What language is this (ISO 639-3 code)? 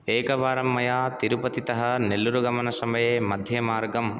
san